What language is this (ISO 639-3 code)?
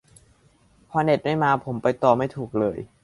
tha